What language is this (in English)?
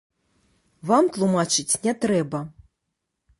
Belarusian